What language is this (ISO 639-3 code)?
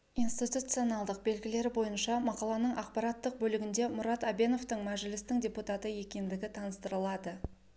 kaz